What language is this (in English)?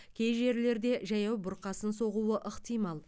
Kazakh